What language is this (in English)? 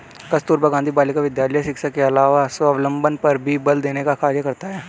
Hindi